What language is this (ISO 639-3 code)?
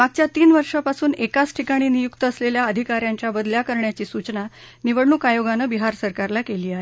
mar